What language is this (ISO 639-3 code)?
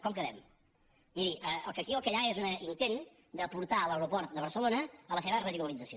cat